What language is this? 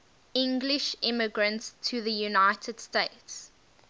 English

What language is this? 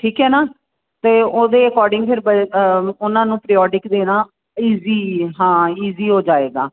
Punjabi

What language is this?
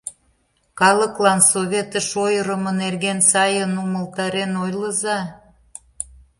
Mari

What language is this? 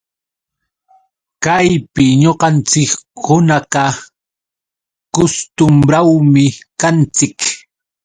Yauyos Quechua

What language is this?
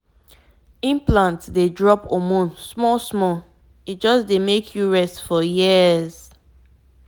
Nigerian Pidgin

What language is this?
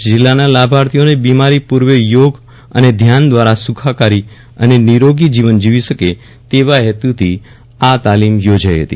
Gujarati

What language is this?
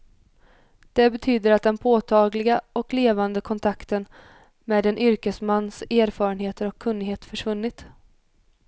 Swedish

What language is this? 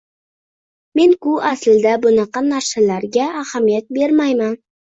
Uzbek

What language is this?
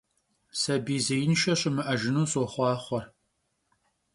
Kabardian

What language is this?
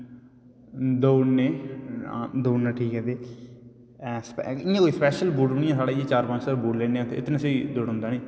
Dogri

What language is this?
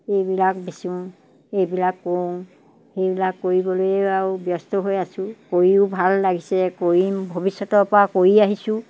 Assamese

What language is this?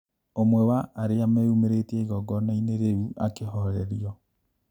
Kikuyu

